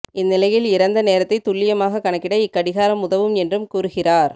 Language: Tamil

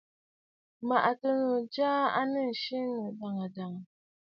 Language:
Bafut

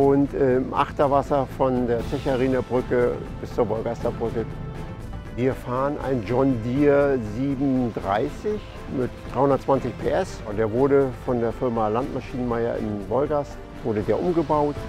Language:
German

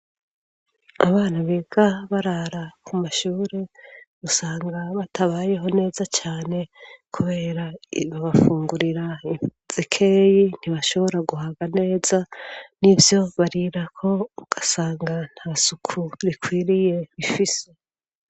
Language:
Rundi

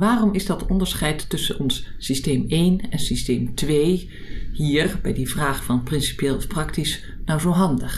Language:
Dutch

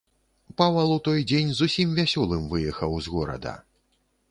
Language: Belarusian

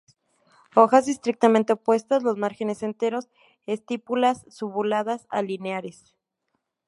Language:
Spanish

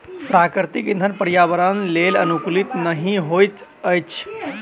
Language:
Maithili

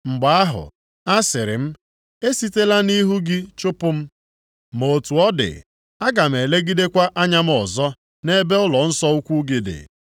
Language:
Igbo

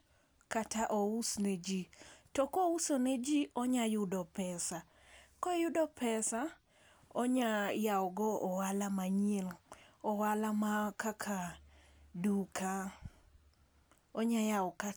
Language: Luo (Kenya and Tanzania)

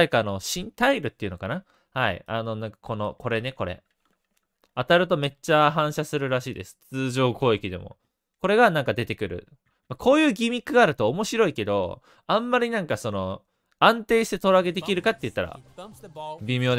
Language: Japanese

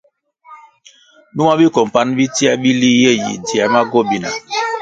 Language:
Kwasio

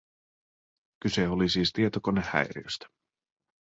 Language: Finnish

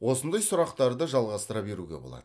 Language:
Kazakh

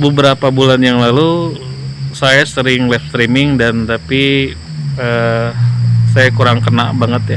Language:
Indonesian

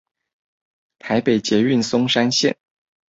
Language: Chinese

